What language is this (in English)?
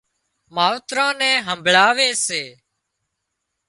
Wadiyara Koli